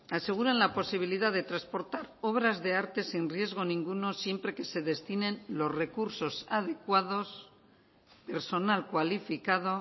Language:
Spanish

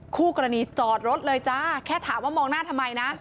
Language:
Thai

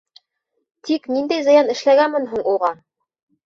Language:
Bashkir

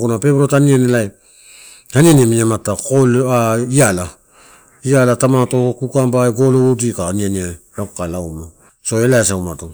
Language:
Torau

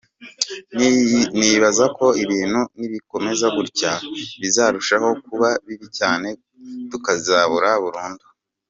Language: Kinyarwanda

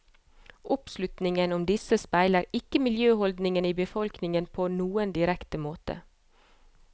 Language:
Norwegian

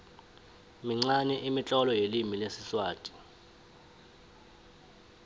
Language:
South Ndebele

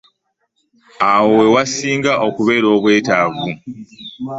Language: Ganda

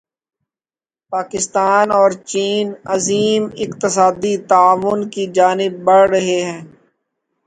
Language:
Urdu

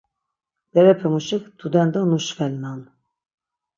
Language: Laz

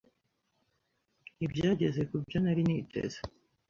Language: Kinyarwanda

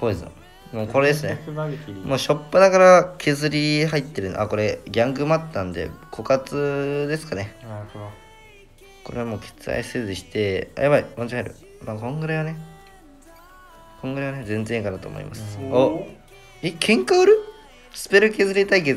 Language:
Japanese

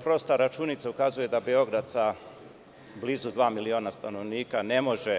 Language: Serbian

